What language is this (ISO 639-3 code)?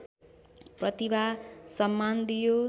nep